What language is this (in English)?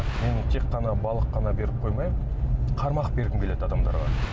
Kazakh